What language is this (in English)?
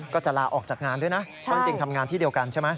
Thai